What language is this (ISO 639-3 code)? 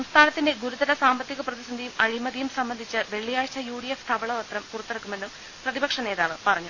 mal